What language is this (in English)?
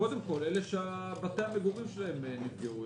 Hebrew